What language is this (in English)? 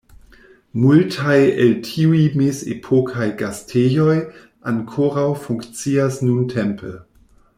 Esperanto